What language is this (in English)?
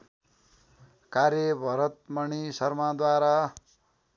Nepali